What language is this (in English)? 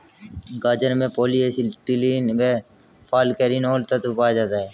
Hindi